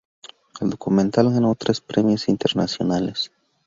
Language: Spanish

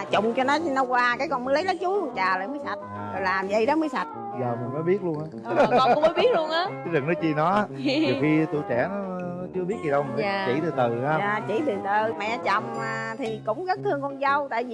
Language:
Vietnamese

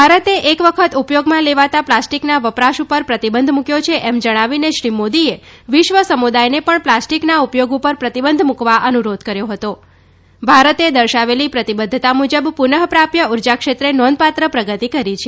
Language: Gujarati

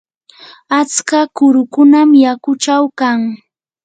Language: Yanahuanca Pasco Quechua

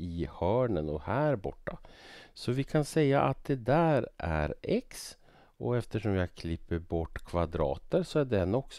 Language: Swedish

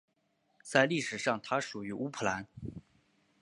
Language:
Chinese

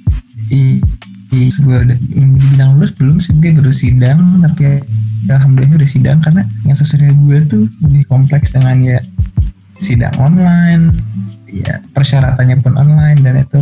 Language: Indonesian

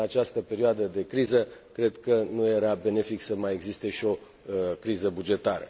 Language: Romanian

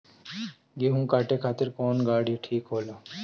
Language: Bhojpuri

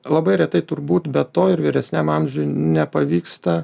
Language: Lithuanian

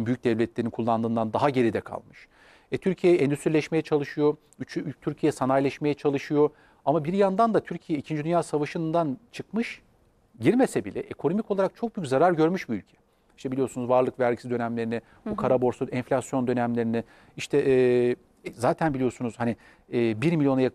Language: Turkish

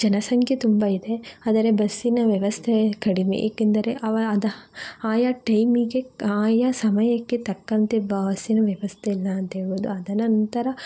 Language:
Kannada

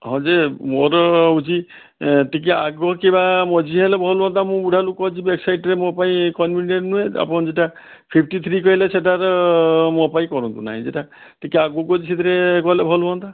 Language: Odia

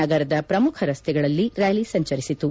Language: Kannada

